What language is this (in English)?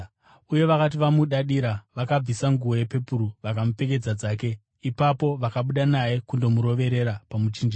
Shona